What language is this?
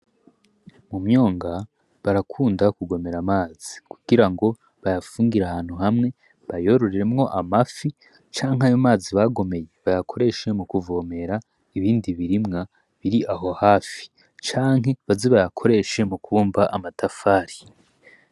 Rundi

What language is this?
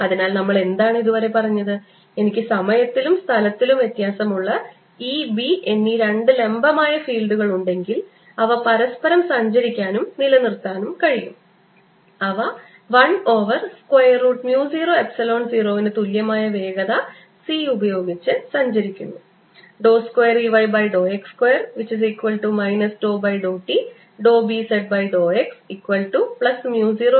Malayalam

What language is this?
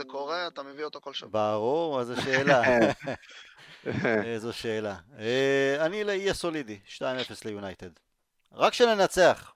Hebrew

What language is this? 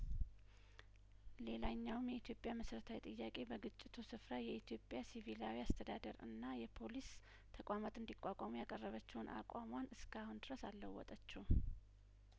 Amharic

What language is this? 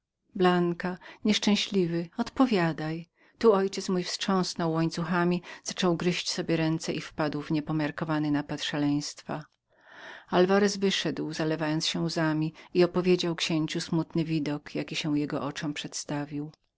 Polish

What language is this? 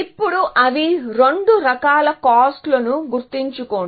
Telugu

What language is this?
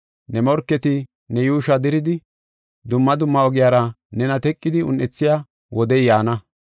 Gofa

